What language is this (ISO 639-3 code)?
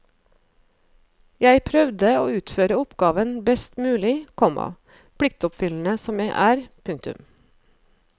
nor